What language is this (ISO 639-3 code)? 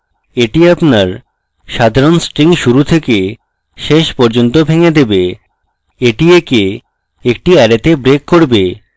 ben